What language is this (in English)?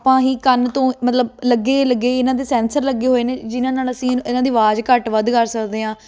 Punjabi